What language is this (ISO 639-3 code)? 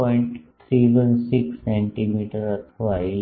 guj